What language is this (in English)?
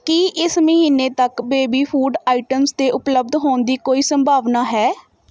Punjabi